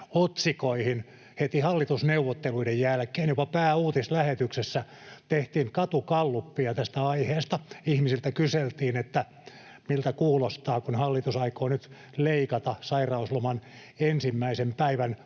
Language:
Finnish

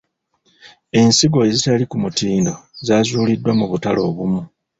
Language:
Ganda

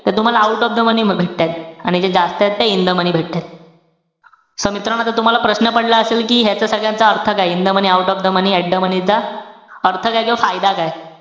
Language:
Marathi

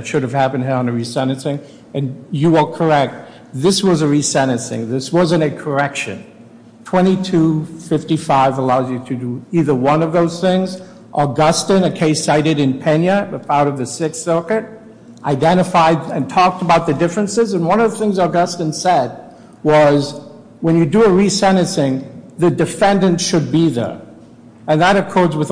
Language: English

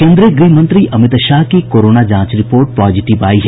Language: Hindi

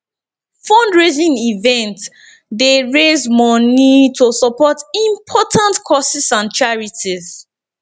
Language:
Nigerian Pidgin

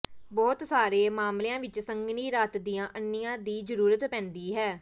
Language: Punjabi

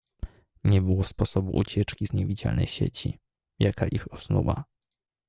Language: Polish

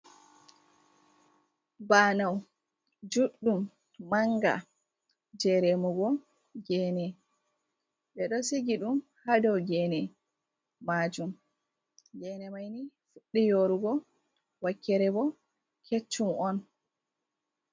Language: Fula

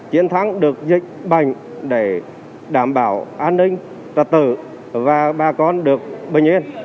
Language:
Vietnamese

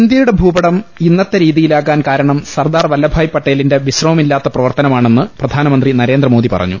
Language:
Malayalam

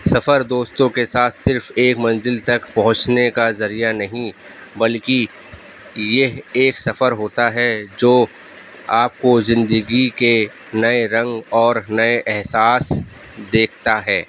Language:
Urdu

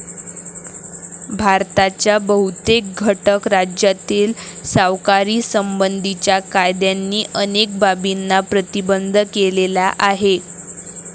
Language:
Marathi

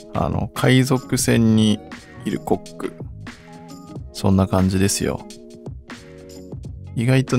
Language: Japanese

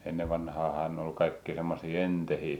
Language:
Finnish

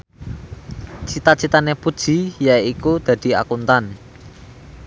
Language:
Javanese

